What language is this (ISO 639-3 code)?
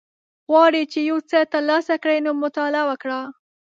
pus